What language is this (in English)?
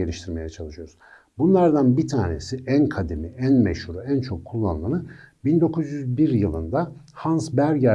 Turkish